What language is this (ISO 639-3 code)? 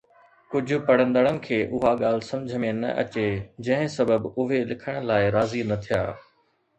snd